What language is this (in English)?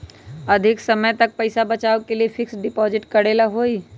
Magahi